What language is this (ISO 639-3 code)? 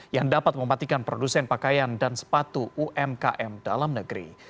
ind